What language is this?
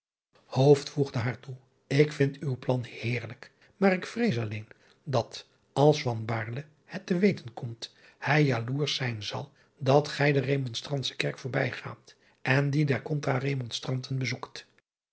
Dutch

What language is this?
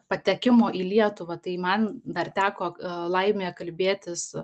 Lithuanian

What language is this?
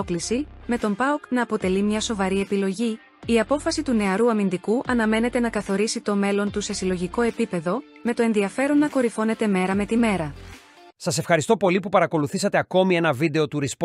Greek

